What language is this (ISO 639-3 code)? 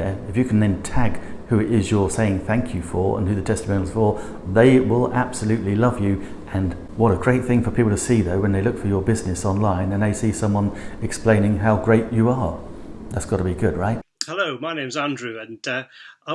eng